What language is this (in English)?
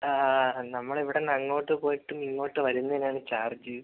Malayalam